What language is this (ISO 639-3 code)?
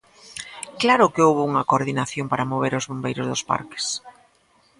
glg